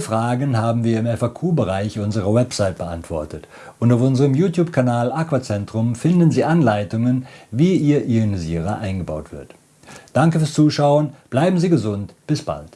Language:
German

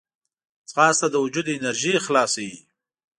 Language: Pashto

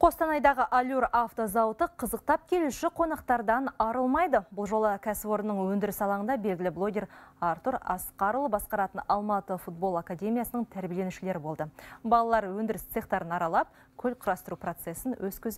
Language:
Turkish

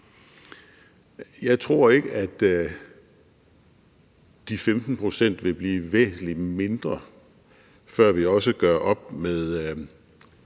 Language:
Danish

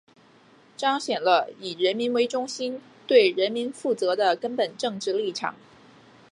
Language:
Chinese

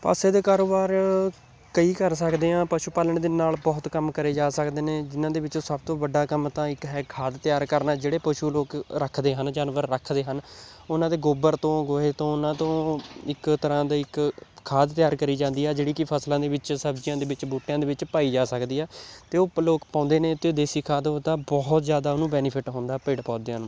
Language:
Punjabi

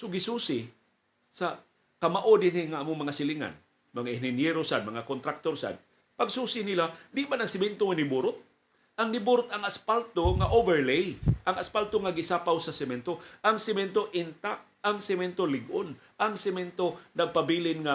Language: Filipino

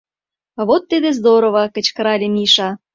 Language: Mari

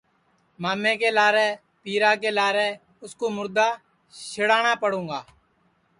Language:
Sansi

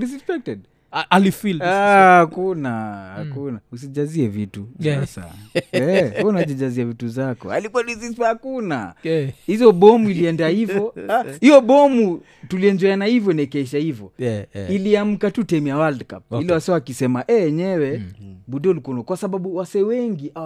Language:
Swahili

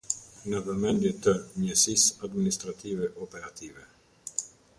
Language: Albanian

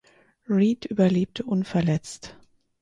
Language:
German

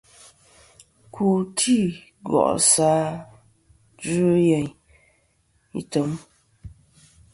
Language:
Kom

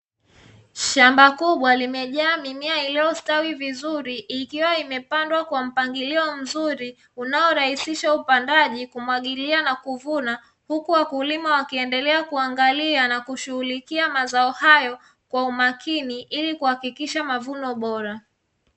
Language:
Swahili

